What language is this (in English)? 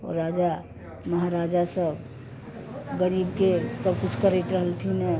Maithili